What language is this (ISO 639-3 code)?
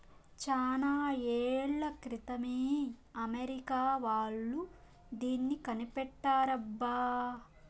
tel